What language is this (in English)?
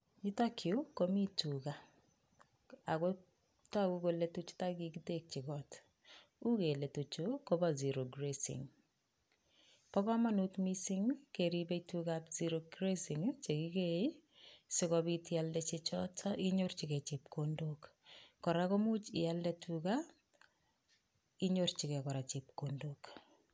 Kalenjin